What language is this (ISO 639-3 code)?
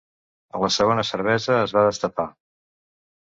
cat